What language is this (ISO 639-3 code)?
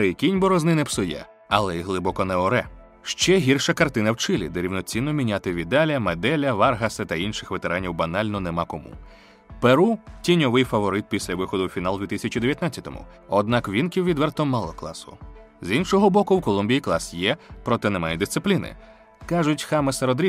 ukr